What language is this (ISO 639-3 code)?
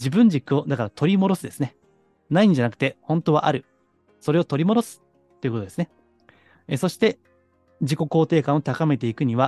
jpn